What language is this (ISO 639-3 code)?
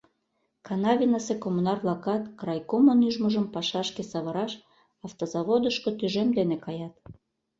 chm